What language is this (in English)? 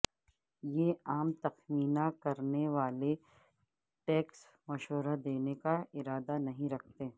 Urdu